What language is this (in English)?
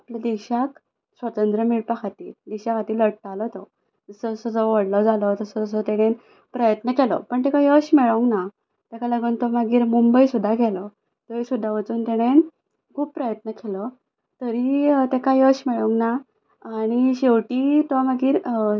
Konkani